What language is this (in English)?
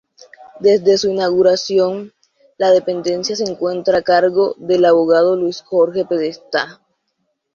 Spanish